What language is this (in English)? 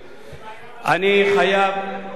Hebrew